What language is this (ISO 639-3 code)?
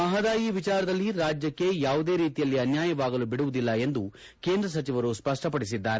kan